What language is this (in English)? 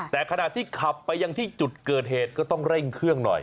Thai